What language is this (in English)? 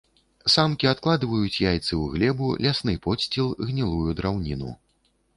Belarusian